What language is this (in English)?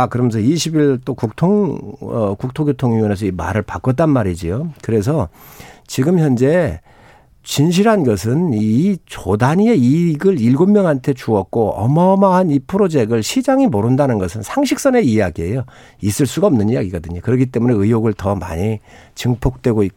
Korean